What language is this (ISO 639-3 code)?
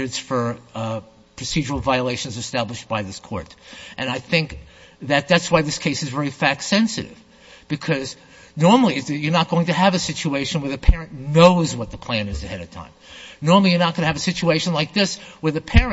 eng